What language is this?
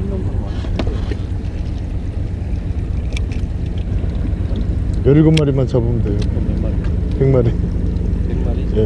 Korean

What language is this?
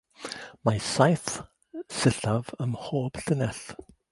Welsh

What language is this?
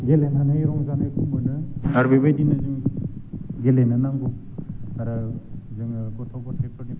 Bodo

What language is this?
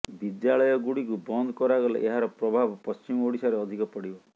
Odia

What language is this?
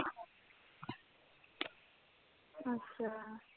Punjabi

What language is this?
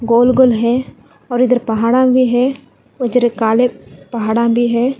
Hindi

